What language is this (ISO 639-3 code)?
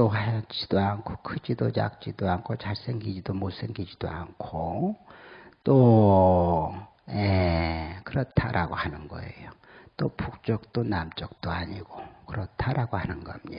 kor